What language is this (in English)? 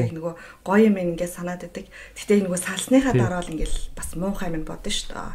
Korean